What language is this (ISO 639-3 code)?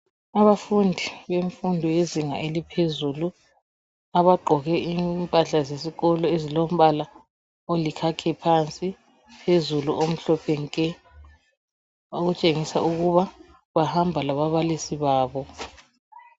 nde